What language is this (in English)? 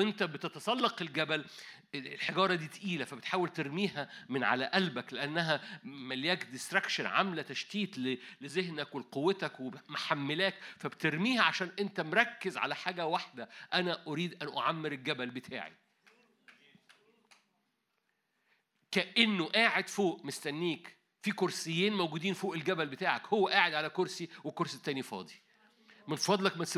Arabic